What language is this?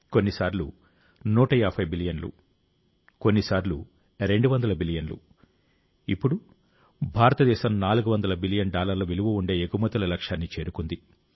Telugu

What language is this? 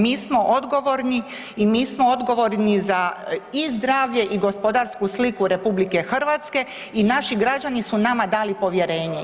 Croatian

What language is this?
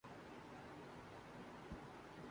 Urdu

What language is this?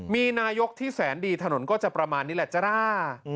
Thai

